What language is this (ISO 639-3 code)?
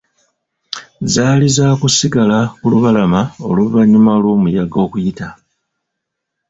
lug